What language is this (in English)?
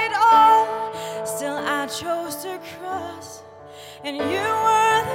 Danish